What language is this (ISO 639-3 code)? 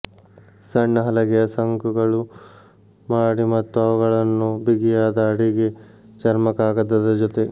kan